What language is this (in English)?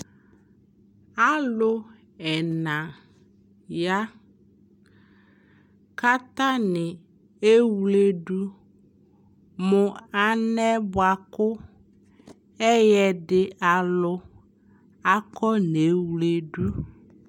Ikposo